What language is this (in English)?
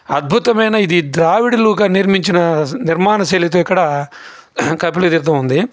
Telugu